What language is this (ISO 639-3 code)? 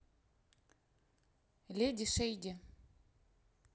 rus